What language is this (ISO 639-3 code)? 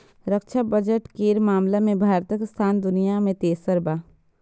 mai